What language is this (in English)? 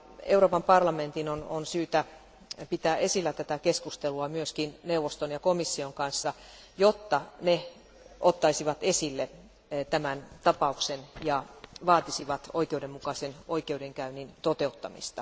Finnish